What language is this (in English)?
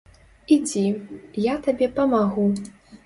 Belarusian